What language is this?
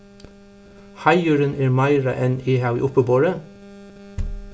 Faroese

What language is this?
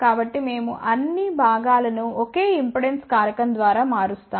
Telugu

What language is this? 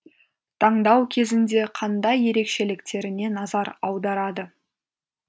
Kazakh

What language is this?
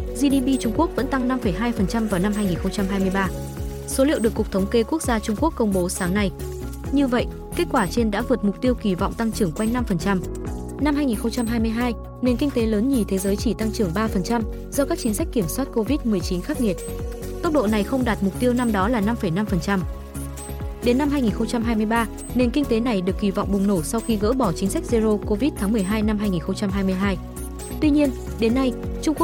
Vietnamese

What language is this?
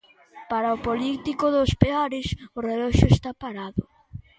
Galician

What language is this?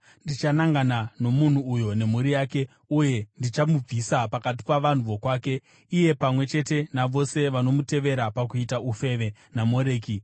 Shona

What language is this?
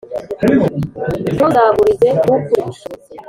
Kinyarwanda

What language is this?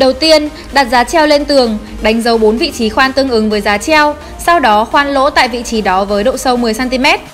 Vietnamese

